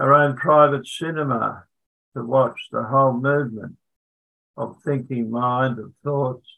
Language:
English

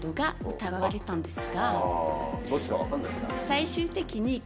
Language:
Japanese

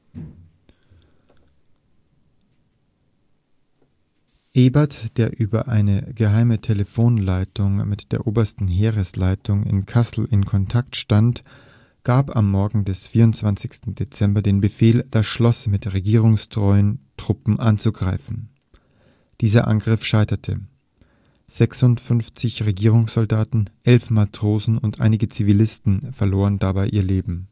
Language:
German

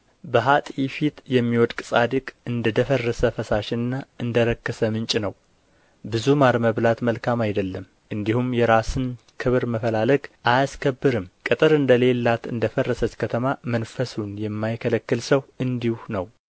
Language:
Amharic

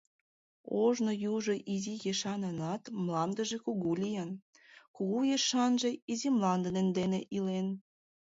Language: Mari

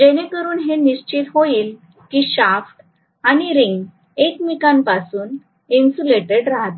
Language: Marathi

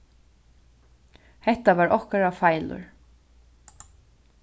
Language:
Faroese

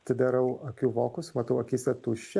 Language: Lithuanian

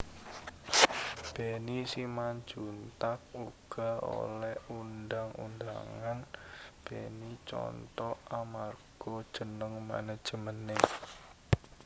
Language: Javanese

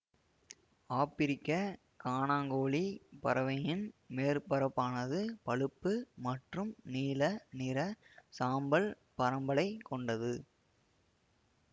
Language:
Tamil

